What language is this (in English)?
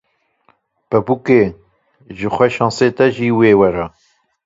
Kurdish